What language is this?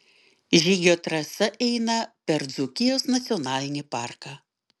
Lithuanian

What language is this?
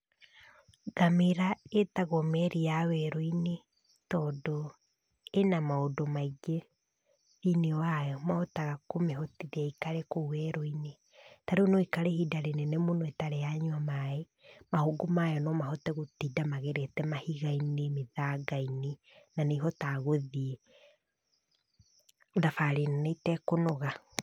Kikuyu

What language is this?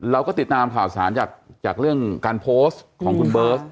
Thai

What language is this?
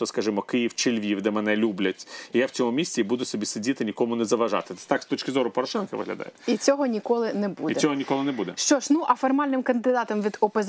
Ukrainian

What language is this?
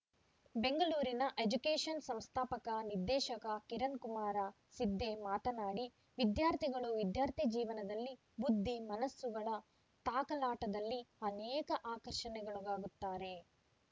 Kannada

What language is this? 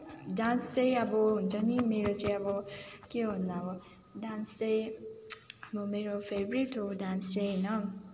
Nepali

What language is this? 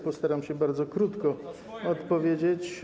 Polish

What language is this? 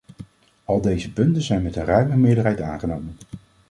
Dutch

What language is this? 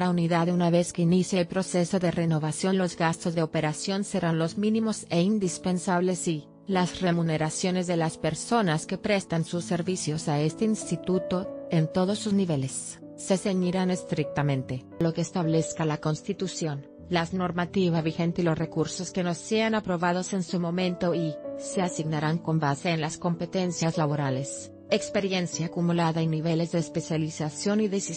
Spanish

